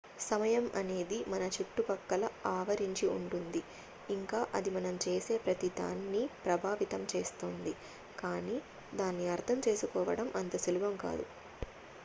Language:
Telugu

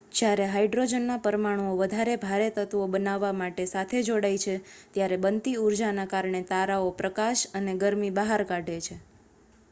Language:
Gujarati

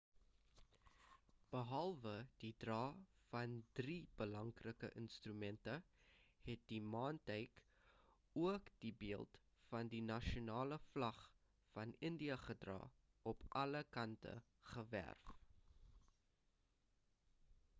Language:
Afrikaans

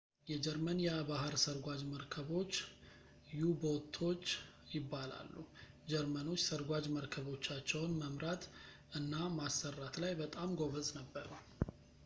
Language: Amharic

